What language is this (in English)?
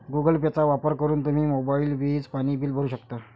Marathi